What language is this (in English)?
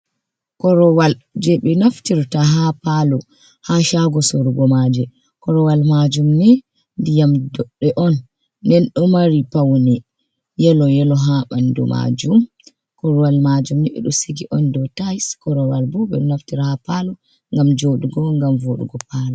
Fula